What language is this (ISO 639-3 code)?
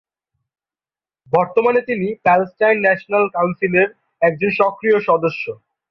ben